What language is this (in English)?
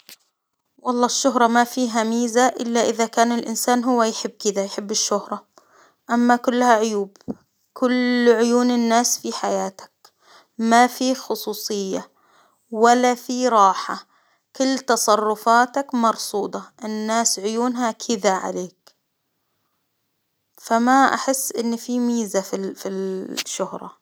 Hijazi Arabic